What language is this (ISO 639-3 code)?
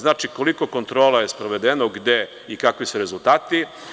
srp